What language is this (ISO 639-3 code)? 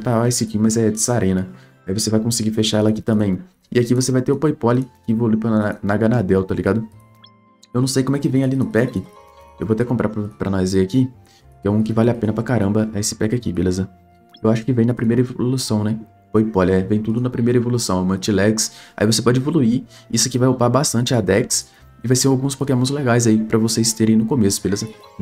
por